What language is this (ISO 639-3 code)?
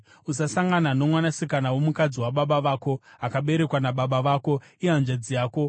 sna